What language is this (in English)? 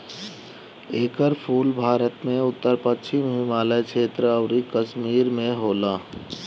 Bhojpuri